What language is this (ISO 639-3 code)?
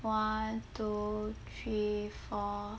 eng